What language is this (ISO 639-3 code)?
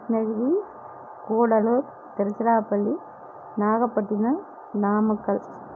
tam